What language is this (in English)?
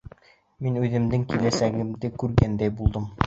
Bashkir